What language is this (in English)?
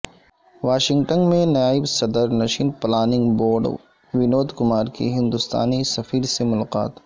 Urdu